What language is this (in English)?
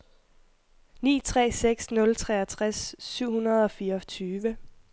Danish